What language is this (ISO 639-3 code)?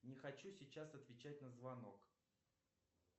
rus